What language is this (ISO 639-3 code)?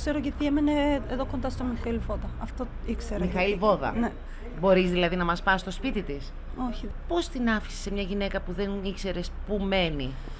ell